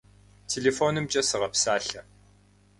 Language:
Kabardian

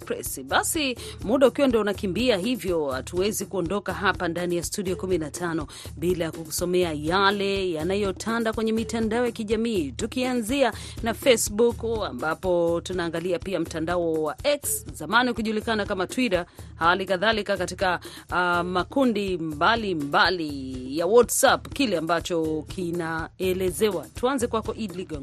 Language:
Swahili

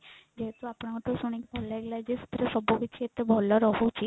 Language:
Odia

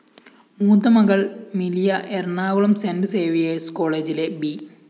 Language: Malayalam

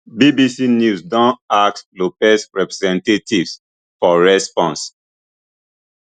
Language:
Nigerian Pidgin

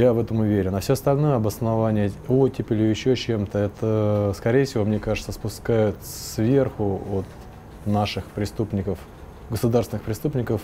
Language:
Russian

